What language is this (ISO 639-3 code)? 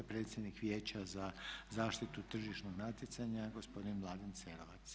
hrv